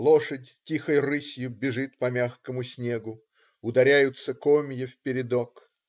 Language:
Russian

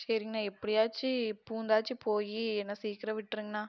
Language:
Tamil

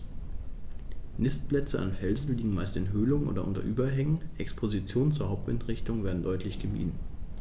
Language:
German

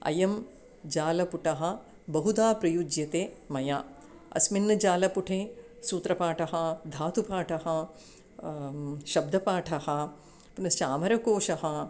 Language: Sanskrit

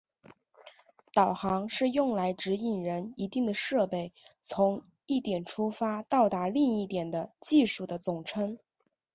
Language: Chinese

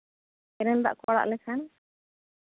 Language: Santali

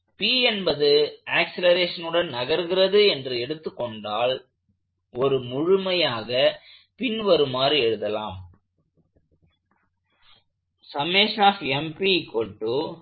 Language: Tamil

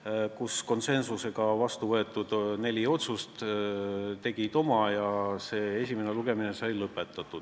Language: Estonian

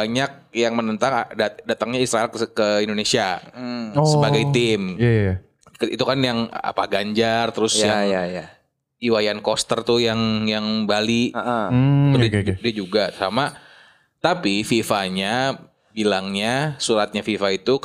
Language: Indonesian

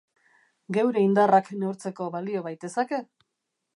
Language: Basque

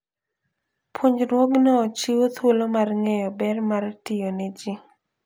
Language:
Luo (Kenya and Tanzania)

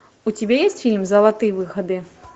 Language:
Russian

